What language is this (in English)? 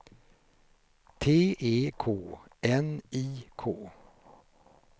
Swedish